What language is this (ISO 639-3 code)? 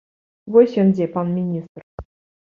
bel